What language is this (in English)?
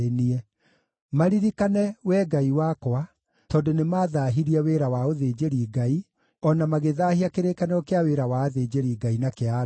Kikuyu